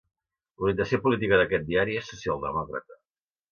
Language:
Catalan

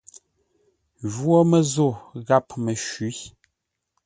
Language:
Ngombale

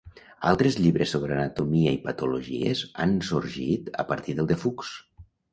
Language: Catalan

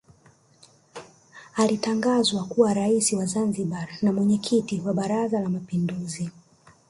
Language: Swahili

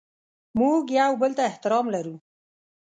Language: Pashto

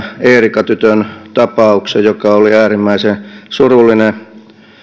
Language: Finnish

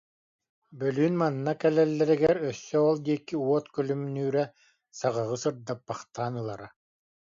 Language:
Yakut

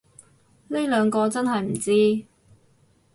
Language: Cantonese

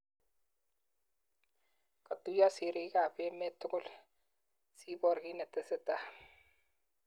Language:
Kalenjin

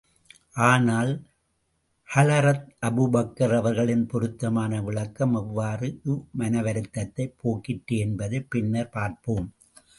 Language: Tamil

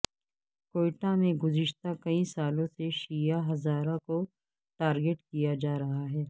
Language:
Urdu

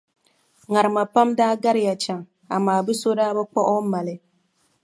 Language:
Dagbani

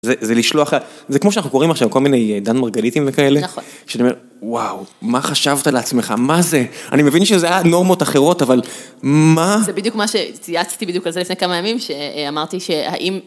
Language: Hebrew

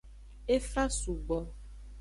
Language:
Aja (Benin)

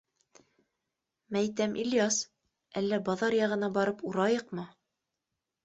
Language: Bashkir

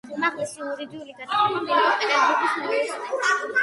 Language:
Georgian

